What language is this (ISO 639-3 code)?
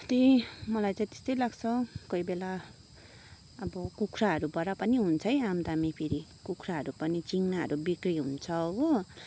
nep